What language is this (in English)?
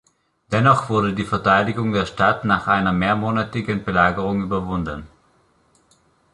German